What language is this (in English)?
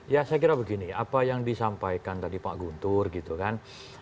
Indonesian